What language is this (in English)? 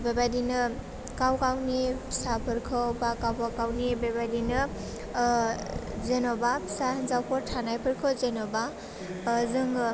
Bodo